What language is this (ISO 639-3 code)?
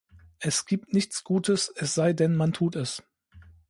deu